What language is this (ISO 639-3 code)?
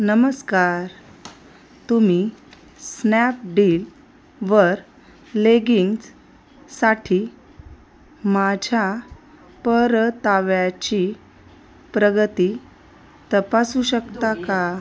mar